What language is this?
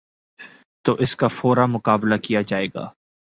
Urdu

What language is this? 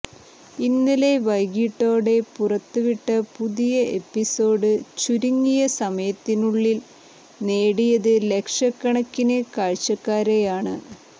Malayalam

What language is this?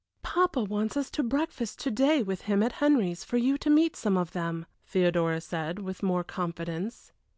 English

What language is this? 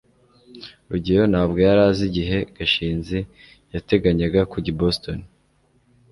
Kinyarwanda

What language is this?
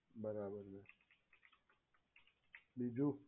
Gujarati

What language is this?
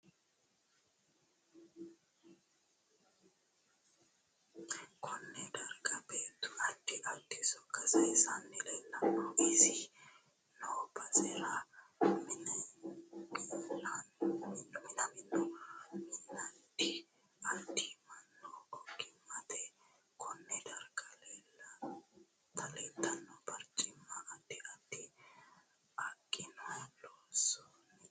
Sidamo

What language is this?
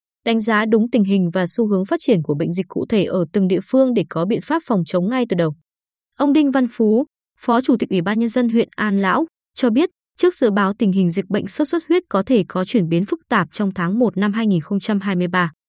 Vietnamese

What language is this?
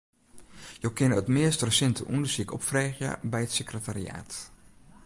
Western Frisian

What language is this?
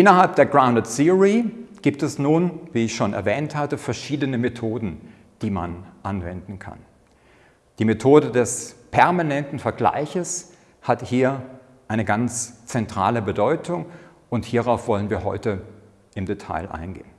German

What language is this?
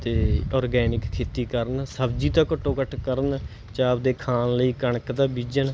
Punjabi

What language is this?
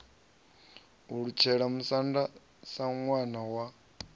Venda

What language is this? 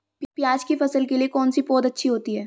Hindi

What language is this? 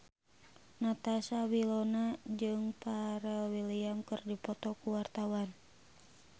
Sundanese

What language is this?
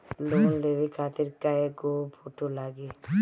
Bhojpuri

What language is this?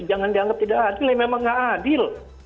Indonesian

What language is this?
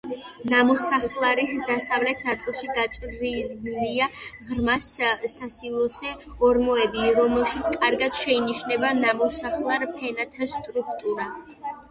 Georgian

